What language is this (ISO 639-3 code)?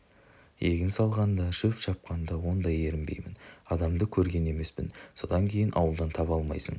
kaz